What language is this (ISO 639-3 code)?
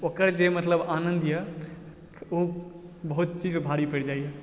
mai